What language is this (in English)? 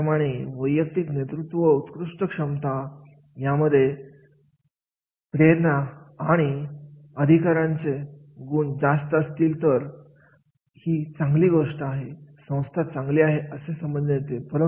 Marathi